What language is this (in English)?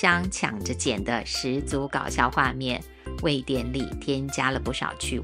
Chinese